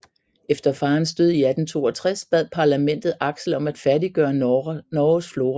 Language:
Danish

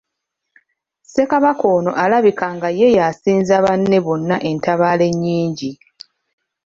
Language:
Ganda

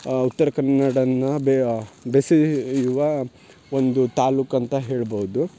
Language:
Kannada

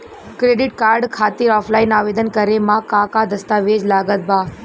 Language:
Bhojpuri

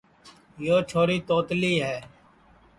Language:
Sansi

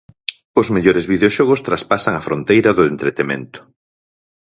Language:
Galician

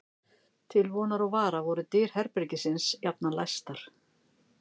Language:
Icelandic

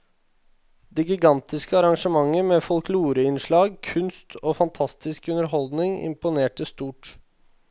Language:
Norwegian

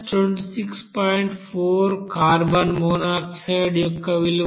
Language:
Telugu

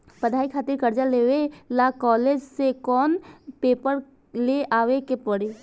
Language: Bhojpuri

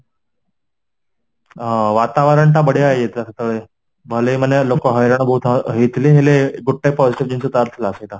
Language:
Odia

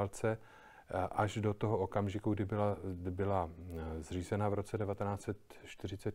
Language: Czech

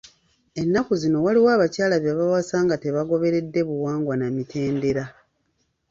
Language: Ganda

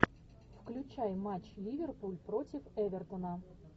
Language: Russian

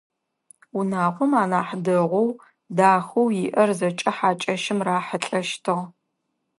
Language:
Adyghe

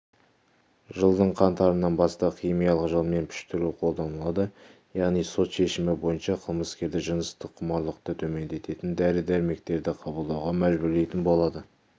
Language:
Kazakh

